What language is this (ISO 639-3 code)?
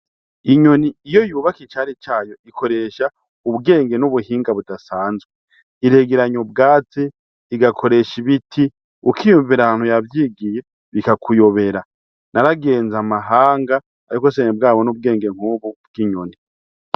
run